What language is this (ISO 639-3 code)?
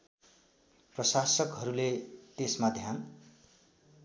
nep